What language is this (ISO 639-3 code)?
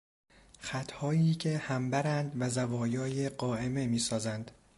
fas